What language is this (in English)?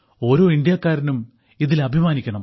Malayalam